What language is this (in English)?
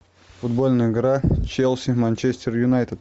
Russian